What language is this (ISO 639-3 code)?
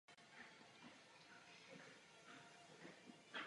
ces